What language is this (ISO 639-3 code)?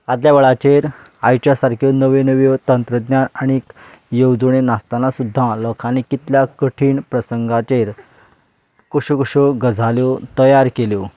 kok